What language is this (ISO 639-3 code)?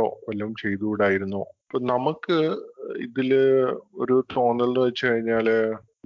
mal